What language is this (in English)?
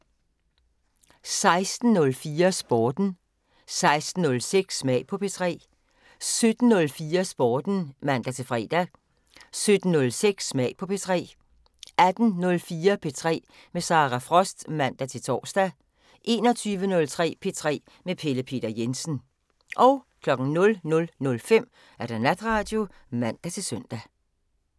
Danish